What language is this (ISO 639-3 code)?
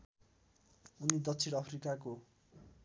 nep